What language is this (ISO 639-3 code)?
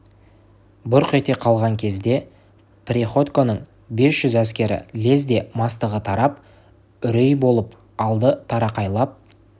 kaz